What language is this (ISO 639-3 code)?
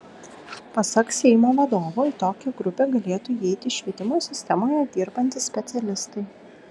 lit